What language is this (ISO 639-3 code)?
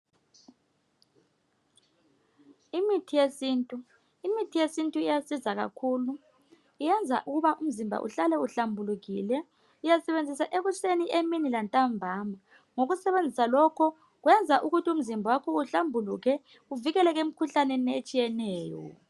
nde